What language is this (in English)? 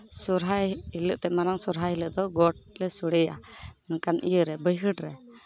Santali